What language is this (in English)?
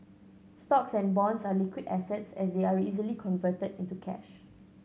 English